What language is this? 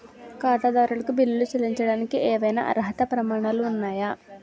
Telugu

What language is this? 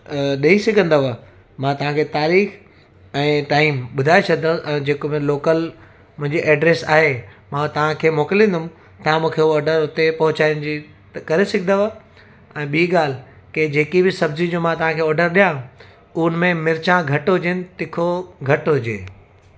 Sindhi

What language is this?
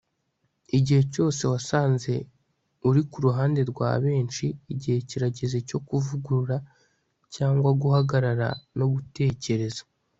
Kinyarwanda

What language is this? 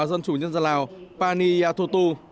Vietnamese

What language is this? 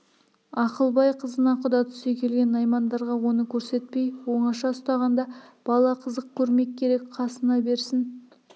Kazakh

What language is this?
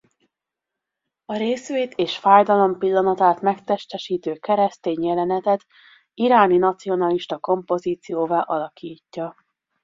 Hungarian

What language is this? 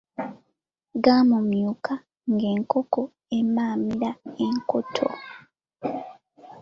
Ganda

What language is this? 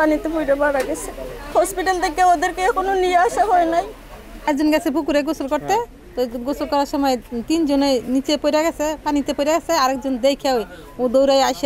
Romanian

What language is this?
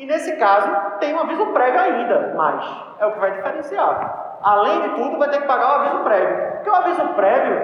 Portuguese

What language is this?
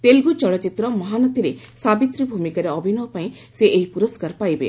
Odia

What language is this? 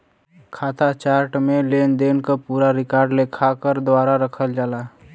Bhojpuri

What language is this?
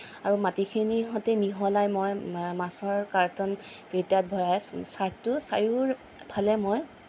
Assamese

